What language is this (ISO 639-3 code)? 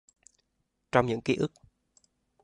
vie